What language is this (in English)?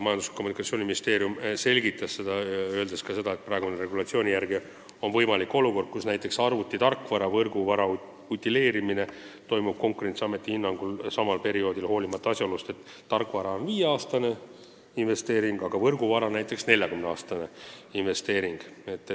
Estonian